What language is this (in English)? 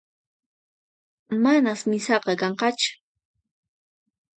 Puno Quechua